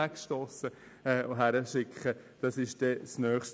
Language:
Swiss German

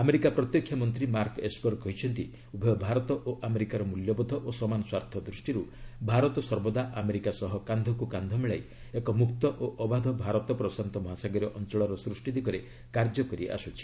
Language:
Odia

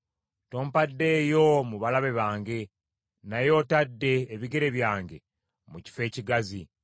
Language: Ganda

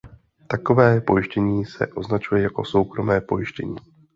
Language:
Czech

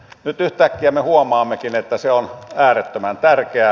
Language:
Finnish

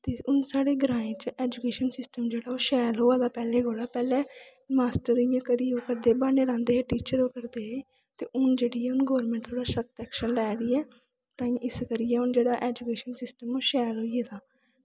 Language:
Dogri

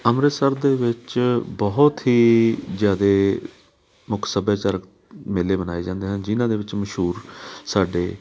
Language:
Punjabi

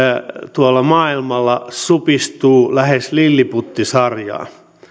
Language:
Finnish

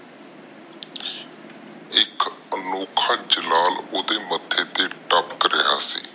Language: Punjabi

